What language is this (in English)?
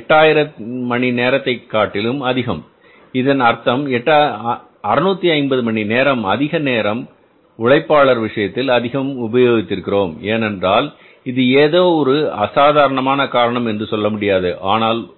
Tamil